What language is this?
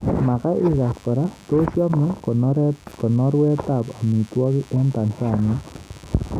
Kalenjin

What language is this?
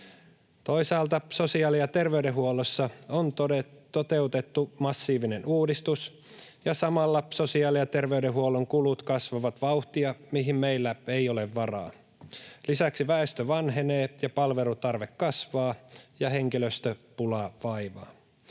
Finnish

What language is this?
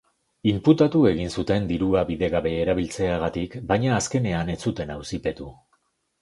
Basque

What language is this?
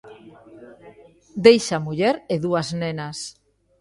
Galician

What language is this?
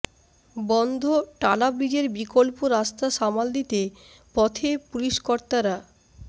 Bangla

